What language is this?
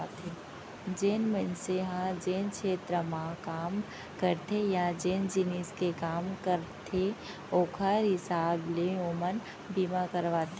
Chhattisgarhi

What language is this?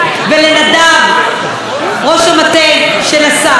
Hebrew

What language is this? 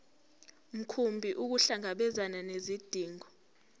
Zulu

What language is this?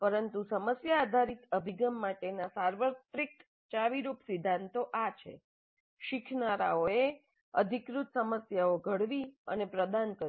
Gujarati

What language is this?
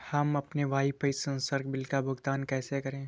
Hindi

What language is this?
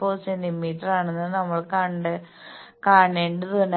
Malayalam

